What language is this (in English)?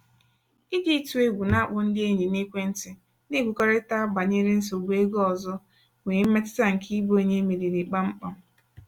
Igbo